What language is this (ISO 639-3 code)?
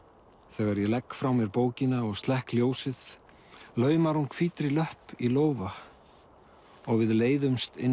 isl